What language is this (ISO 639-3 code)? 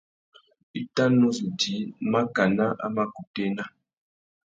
bag